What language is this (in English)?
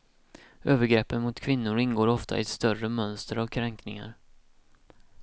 Swedish